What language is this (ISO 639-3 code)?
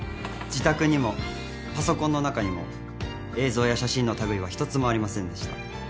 jpn